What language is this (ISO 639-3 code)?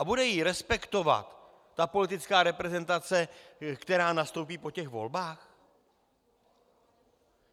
ces